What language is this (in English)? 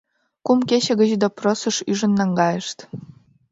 Mari